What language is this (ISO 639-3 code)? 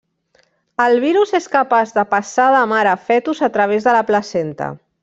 cat